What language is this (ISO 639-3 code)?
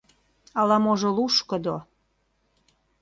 chm